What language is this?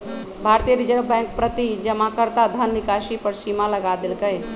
Magahi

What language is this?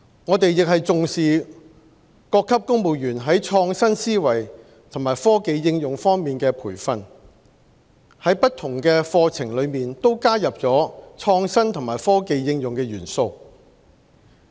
Cantonese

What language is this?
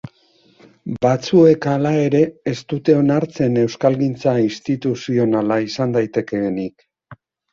Basque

